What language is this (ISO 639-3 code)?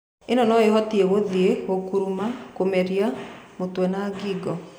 kik